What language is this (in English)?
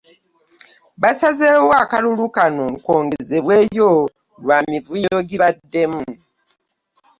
Ganda